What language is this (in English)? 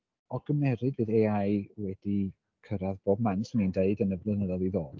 Welsh